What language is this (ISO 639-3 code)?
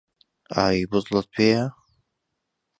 ckb